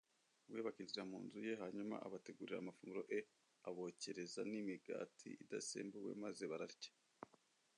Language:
Kinyarwanda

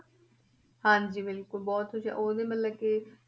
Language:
Punjabi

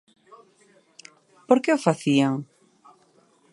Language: Galician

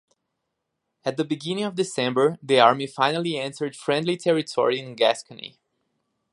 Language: English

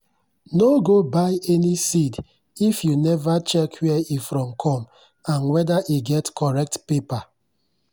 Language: Nigerian Pidgin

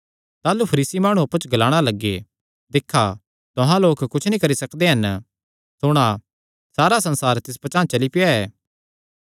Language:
Kangri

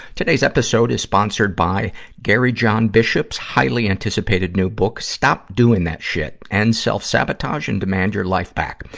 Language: English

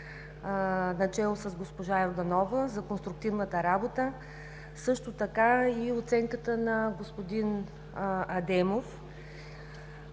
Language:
Bulgarian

